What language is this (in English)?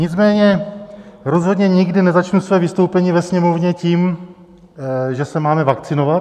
Czech